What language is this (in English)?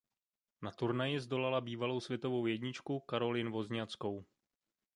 Czech